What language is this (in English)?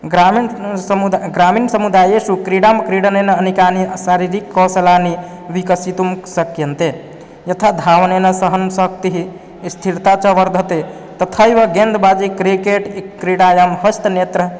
Sanskrit